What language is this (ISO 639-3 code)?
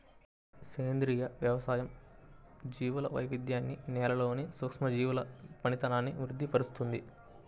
tel